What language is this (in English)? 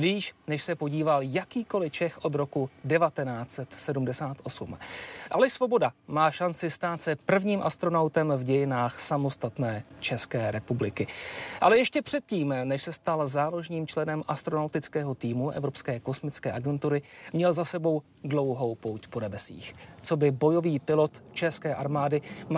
Czech